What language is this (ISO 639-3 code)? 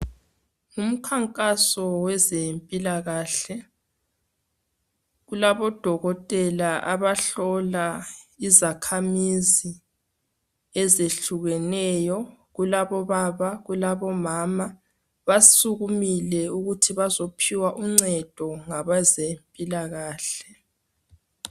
nde